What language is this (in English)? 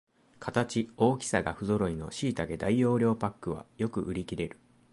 Japanese